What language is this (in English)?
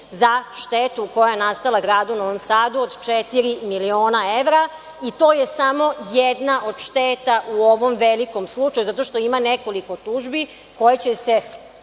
Serbian